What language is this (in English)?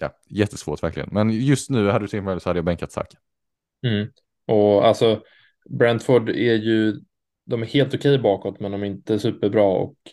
Swedish